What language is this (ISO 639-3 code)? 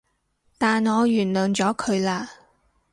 yue